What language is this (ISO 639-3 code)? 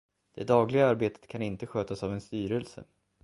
swe